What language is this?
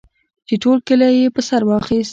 Pashto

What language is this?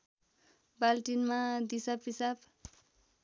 Nepali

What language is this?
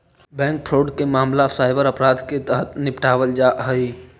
Magahi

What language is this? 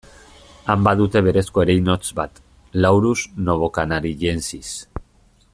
Basque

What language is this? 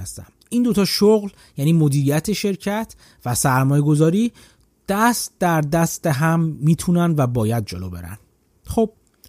Persian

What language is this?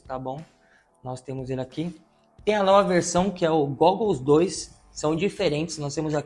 Portuguese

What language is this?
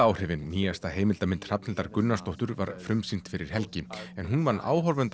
Icelandic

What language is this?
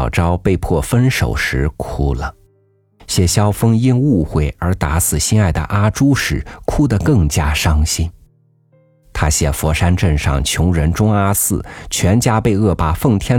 Chinese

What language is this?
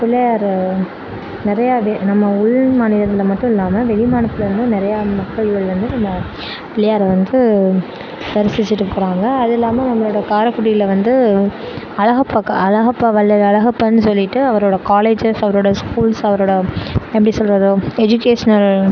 Tamil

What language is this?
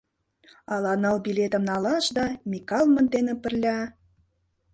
Mari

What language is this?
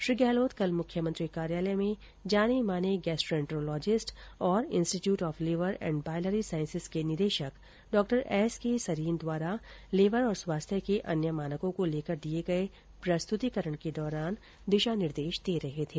Hindi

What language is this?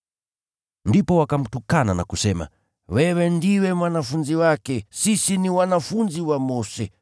Swahili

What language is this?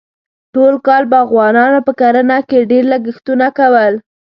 Pashto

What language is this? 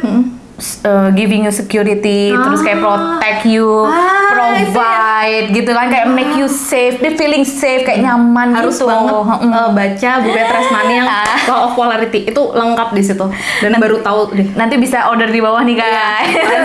Indonesian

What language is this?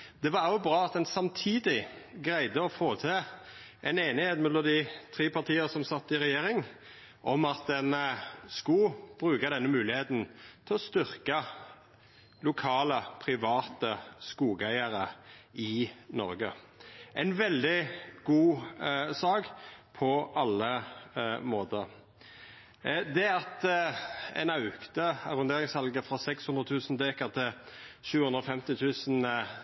Norwegian Nynorsk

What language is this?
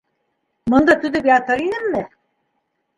Bashkir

